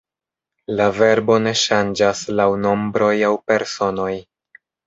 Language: Esperanto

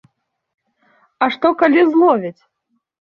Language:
Belarusian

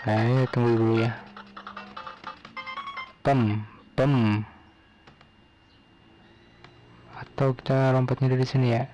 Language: Indonesian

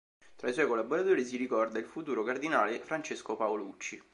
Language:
Italian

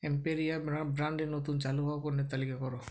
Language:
Bangla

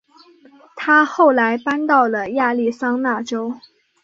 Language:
Chinese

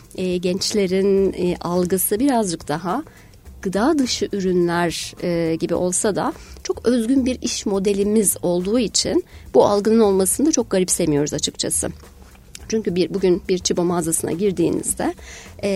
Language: Turkish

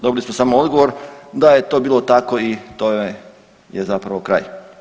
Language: Croatian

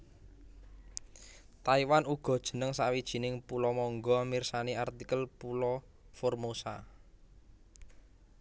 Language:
Javanese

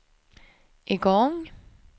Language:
Swedish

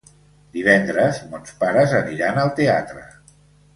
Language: Catalan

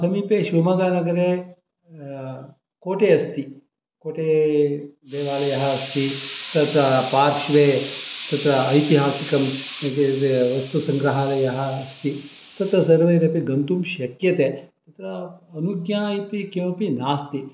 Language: Sanskrit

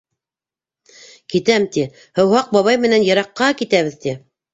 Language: Bashkir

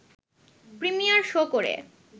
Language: Bangla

